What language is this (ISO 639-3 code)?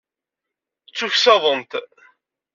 kab